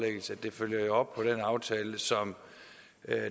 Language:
Danish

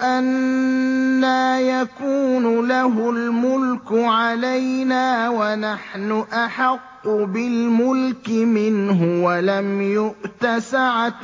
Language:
Arabic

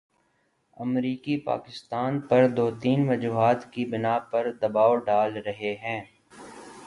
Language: Urdu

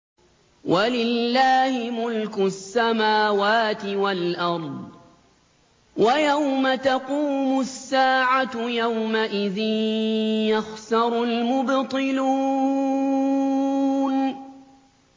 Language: Arabic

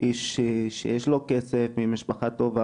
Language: Hebrew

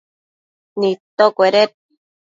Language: Matsés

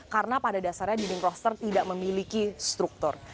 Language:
Indonesian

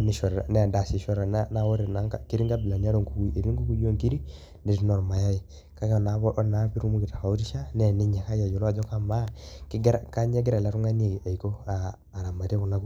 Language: Masai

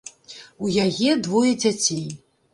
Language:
Belarusian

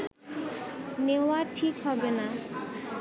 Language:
Bangla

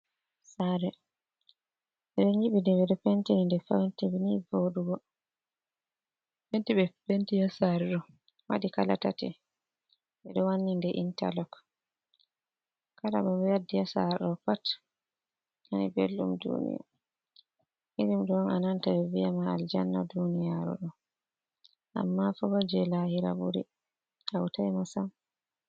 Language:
Fula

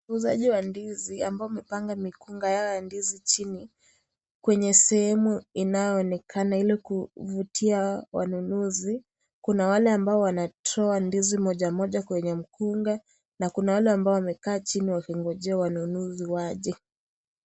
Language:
Swahili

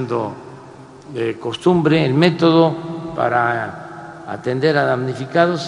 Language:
Spanish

